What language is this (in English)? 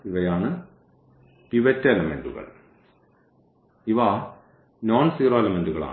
Malayalam